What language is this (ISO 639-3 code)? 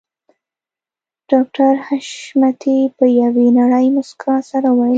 pus